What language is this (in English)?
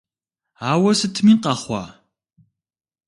Kabardian